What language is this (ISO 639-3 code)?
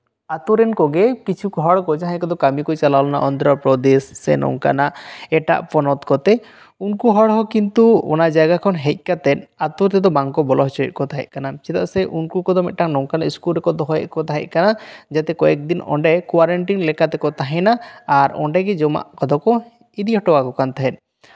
sat